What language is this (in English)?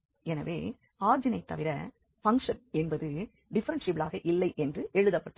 Tamil